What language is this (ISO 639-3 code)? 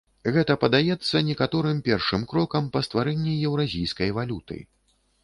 bel